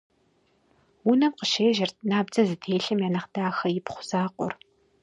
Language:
Kabardian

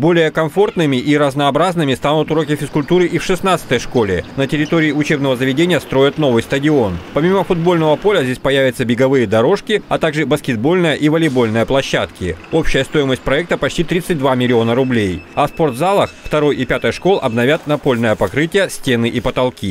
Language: Russian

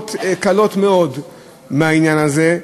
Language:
Hebrew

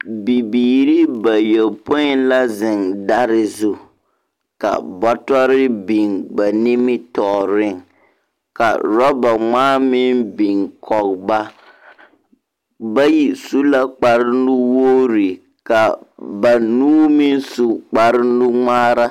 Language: Southern Dagaare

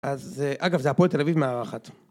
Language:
Hebrew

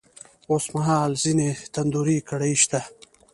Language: Pashto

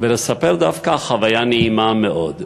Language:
Hebrew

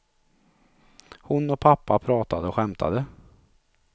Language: Swedish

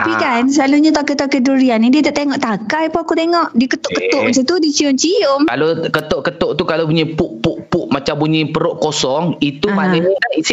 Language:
Malay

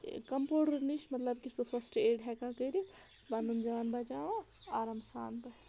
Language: Kashmiri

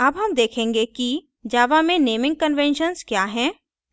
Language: Hindi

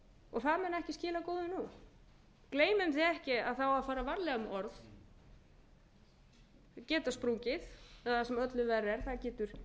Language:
Icelandic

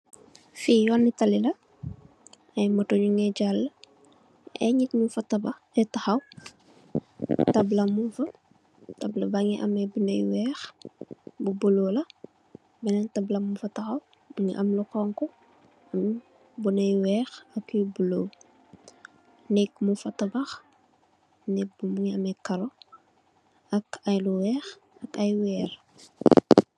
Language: Wolof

